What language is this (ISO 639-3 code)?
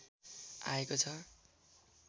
nep